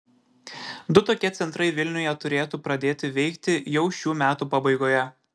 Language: Lithuanian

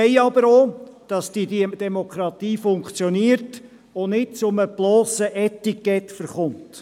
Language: Swiss German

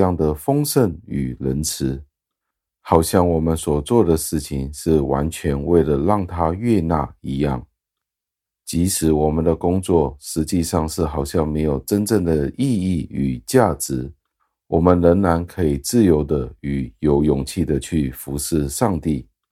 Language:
Chinese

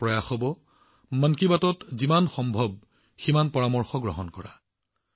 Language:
Assamese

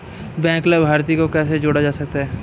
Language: Hindi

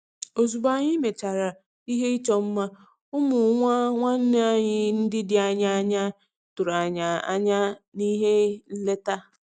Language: Igbo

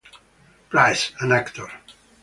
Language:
English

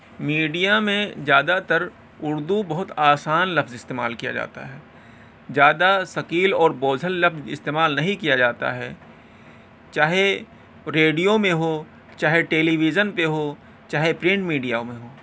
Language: Urdu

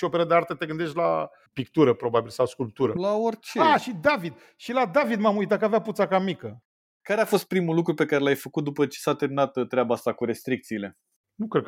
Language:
Romanian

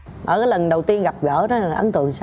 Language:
Vietnamese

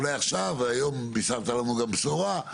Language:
Hebrew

